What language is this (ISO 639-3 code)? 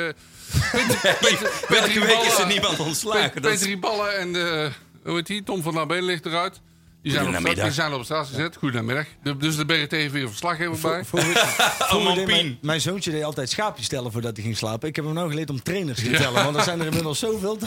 nld